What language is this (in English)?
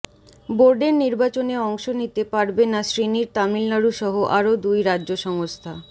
Bangla